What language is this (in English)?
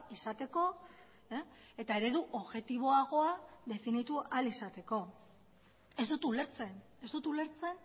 Basque